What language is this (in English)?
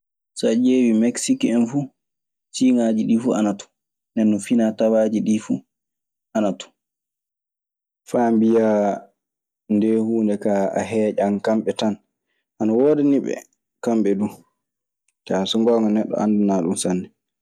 Maasina Fulfulde